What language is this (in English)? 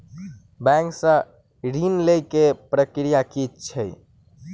Maithili